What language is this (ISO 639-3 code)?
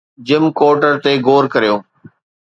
snd